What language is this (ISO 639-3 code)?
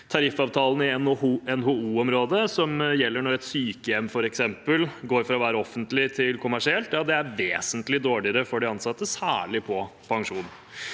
nor